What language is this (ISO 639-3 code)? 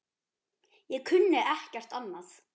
isl